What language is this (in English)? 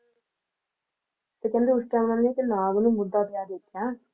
Punjabi